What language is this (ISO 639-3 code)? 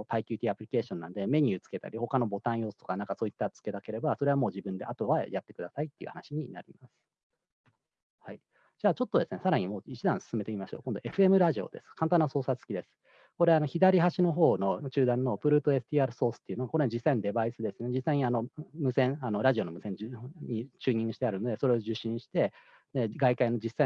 jpn